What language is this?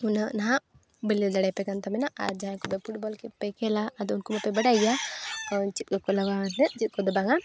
Santali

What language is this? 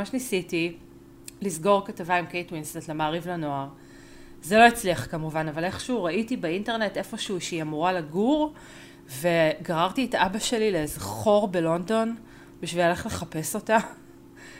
Hebrew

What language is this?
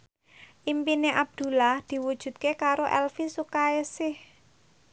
Javanese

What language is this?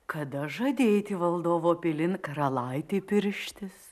Lithuanian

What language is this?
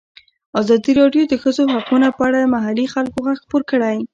Pashto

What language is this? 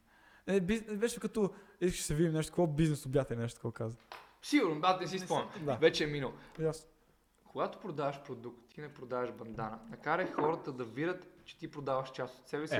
Bulgarian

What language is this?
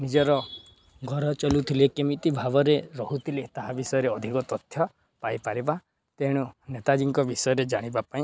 Odia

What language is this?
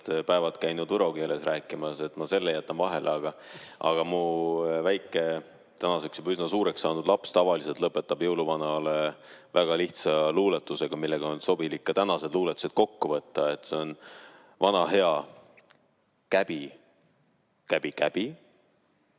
Estonian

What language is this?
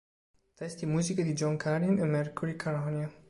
Italian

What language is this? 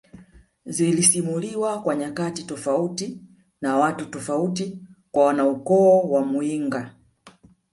Swahili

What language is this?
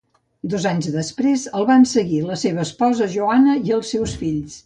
Catalan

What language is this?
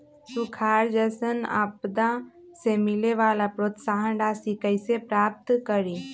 Magahi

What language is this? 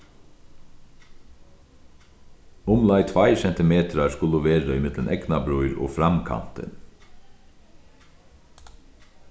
Faroese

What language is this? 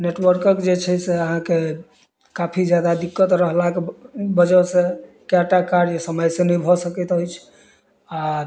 Maithili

